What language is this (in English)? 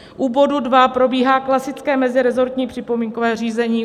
Czech